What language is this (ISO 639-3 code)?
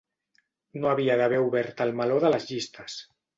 cat